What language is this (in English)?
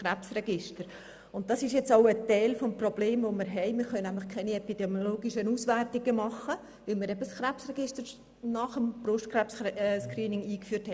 Swiss German